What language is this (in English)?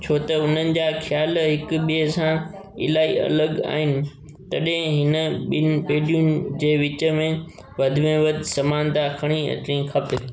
Sindhi